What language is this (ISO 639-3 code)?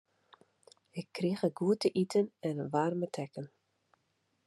fry